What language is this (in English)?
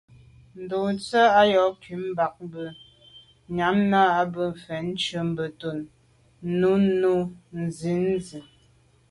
Medumba